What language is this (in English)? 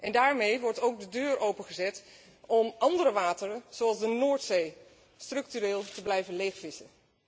Dutch